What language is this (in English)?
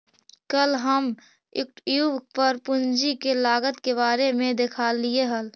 Magahi